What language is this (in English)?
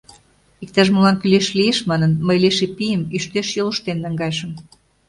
Mari